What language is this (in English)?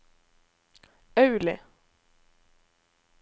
Norwegian